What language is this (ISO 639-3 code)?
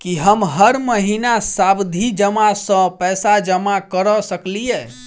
mai